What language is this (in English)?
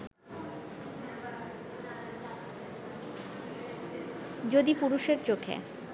Bangla